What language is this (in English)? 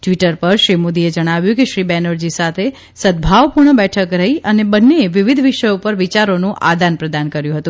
Gujarati